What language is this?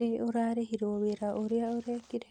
Kikuyu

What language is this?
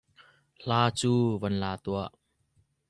Hakha Chin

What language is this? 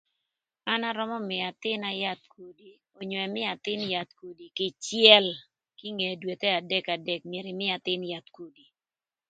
Thur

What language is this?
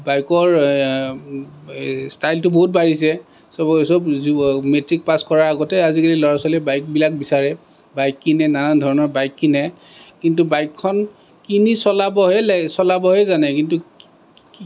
Assamese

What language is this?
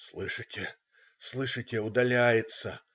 Russian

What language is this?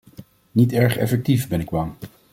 Dutch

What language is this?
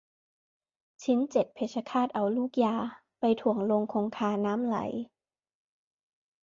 Thai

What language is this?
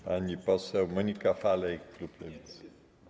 Polish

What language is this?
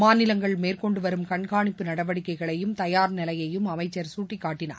Tamil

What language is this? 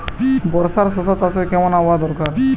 Bangla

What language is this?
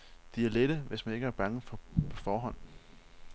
Danish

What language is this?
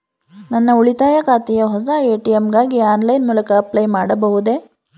Kannada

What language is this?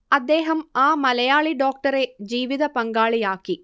Malayalam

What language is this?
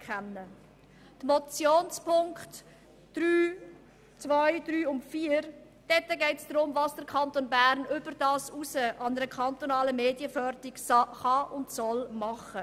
Swiss German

